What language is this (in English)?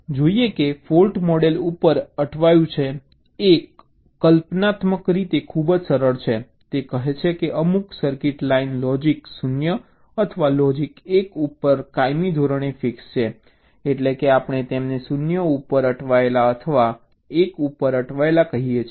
Gujarati